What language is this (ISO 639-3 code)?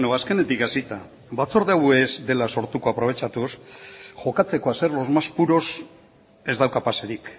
eus